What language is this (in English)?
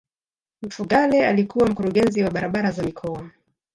Swahili